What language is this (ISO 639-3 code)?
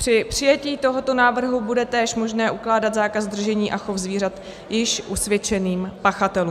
ces